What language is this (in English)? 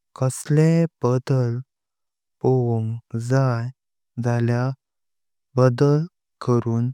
Konkani